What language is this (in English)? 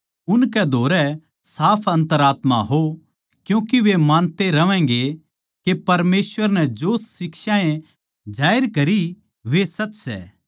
Haryanvi